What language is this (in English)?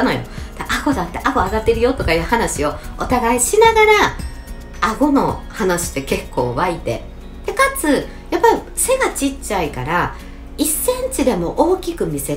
Japanese